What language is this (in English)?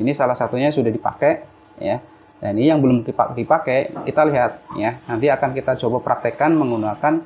Indonesian